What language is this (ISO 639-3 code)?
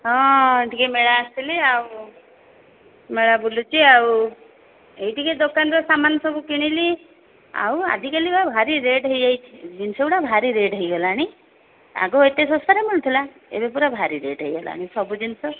ori